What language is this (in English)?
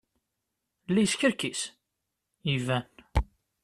Kabyle